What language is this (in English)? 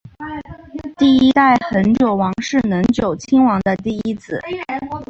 Chinese